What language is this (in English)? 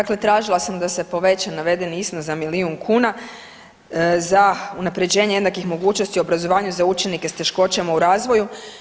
Croatian